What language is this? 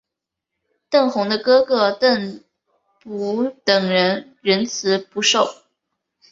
Chinese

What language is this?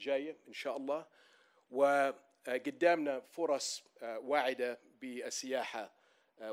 Arabic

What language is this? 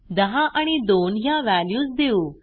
Marathi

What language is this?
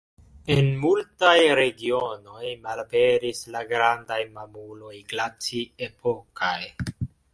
Esperanto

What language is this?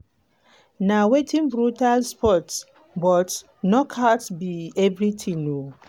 Nigerian Pidgin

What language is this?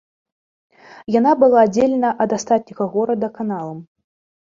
Belarusian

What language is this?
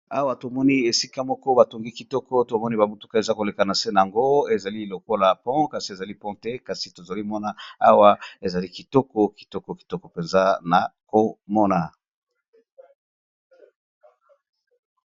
Lingala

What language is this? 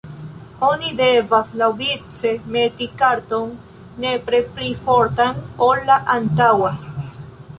Esperanto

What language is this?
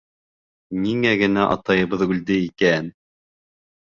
Bashkir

